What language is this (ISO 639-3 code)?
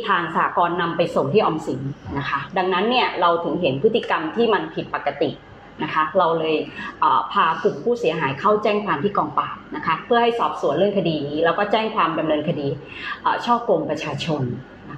tha